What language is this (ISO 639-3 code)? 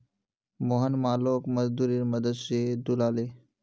mag